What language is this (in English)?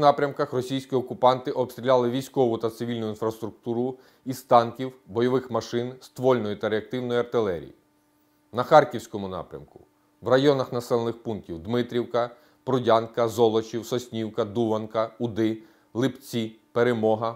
Ukrainian